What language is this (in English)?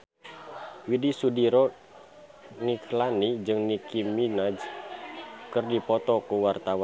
Sundanese